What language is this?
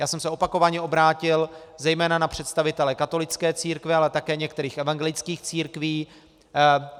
Czech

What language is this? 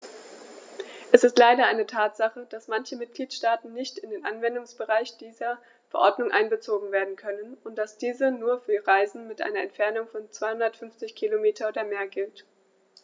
German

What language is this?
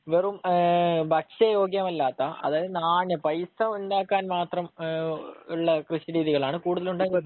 Malayalam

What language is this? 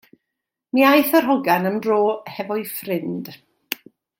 Welsh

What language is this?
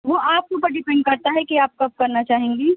Urdu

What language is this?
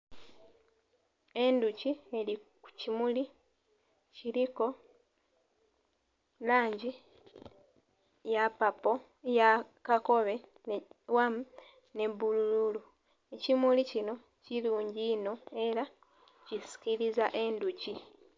Soga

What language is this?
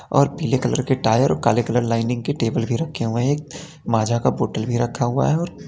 Hindi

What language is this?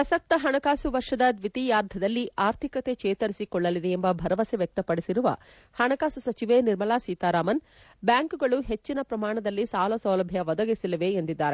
Kannada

